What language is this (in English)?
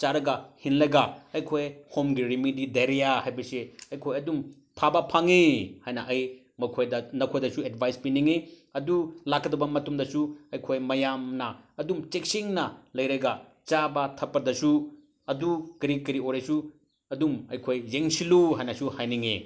Manipuri